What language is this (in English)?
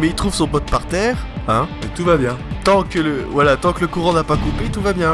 French